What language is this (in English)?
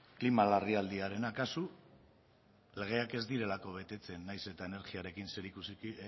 Basque